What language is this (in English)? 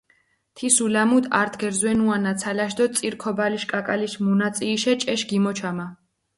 Mingrelian